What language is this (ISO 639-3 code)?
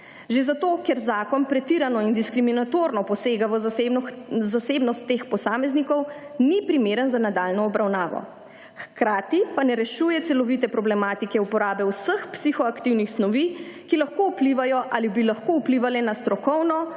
slv